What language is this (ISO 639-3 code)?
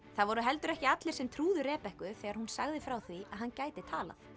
isl